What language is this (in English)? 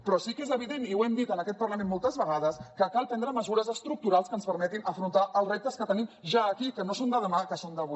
Catalan